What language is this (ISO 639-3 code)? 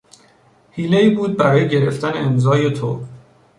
fas